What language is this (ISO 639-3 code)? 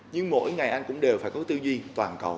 vie